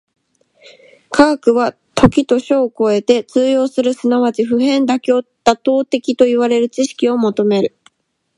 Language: Japanese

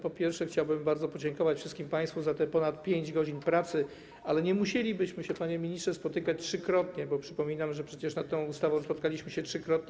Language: Polish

